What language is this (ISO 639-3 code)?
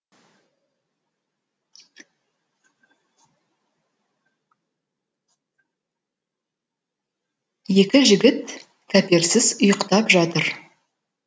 kaz